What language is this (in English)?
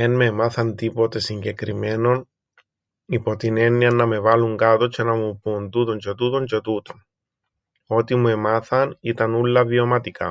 Greek